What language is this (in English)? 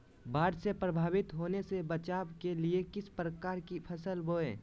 Magahi